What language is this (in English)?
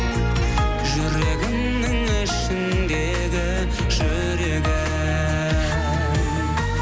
Kazakh